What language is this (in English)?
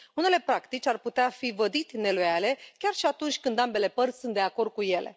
Romanian